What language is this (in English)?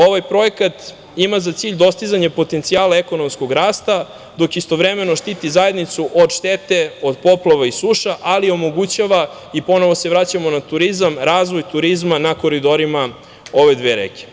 Serbian